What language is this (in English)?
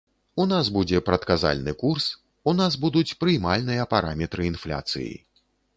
Belarusian